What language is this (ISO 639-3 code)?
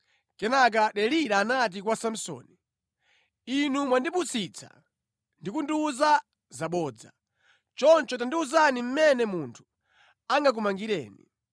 nya